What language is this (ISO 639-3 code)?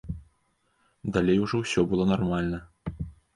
bel